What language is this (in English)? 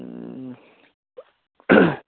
Nepali